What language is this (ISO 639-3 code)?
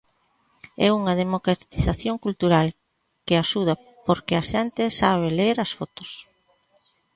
glg